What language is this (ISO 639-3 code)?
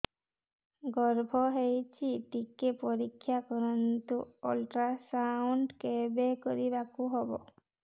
ori